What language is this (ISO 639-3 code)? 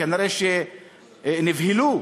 heb